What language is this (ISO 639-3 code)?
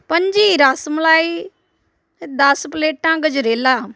pan